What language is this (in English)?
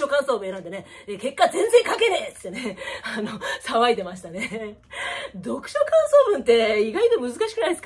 Japanese